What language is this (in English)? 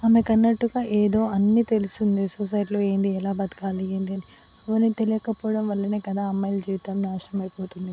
Telugu